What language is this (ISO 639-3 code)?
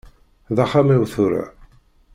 kab